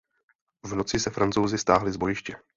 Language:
Czech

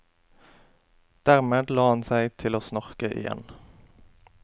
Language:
Norwegian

